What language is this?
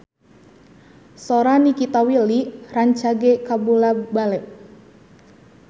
Sundanese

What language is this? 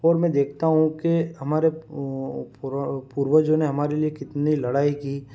Hindi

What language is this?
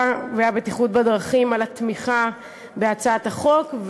Hebrew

